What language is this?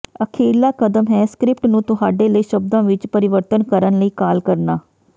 Punjabi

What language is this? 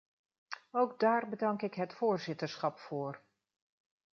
Dutch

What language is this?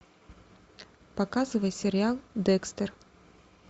Russian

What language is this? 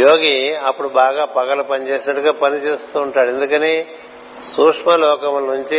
Telugu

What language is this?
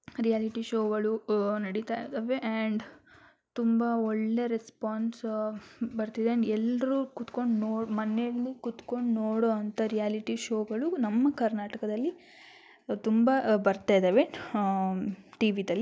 Kannada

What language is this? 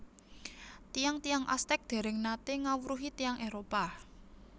Javanese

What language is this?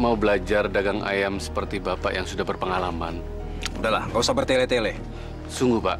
Indonesian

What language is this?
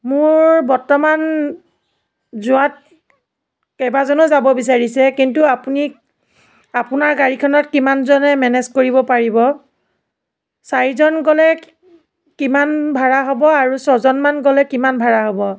Assamese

